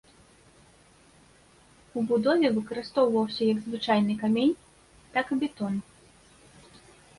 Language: Belarusian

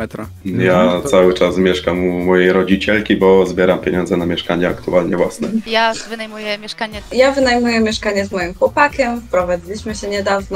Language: Polish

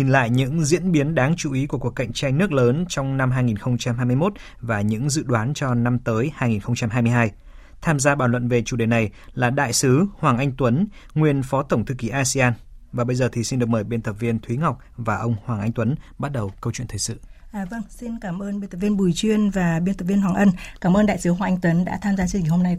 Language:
Vietnamese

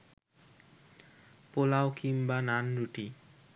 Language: Bangla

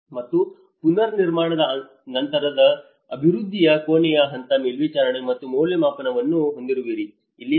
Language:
Kannada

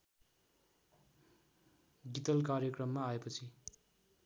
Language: Nepali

